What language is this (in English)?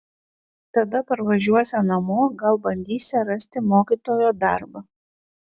Lithuanian